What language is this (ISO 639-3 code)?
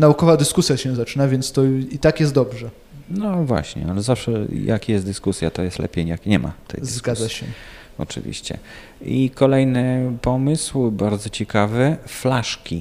pol